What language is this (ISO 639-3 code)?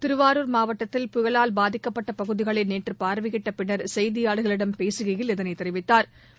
tam